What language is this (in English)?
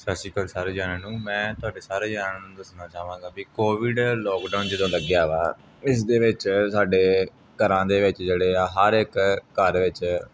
Punjabi